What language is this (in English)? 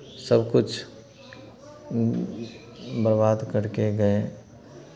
Hindi